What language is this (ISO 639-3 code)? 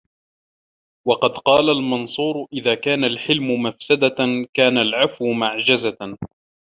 ara